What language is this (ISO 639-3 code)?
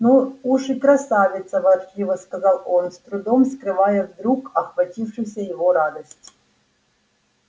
rus